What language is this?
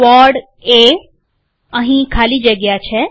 Gujarati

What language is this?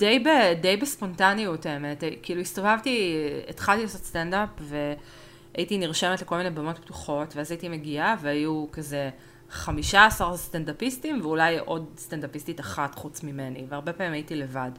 Hebrew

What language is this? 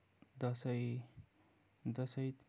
Nepali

